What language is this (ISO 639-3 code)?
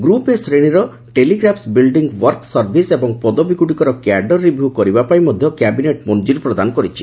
ori